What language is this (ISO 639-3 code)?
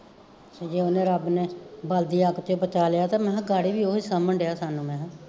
pan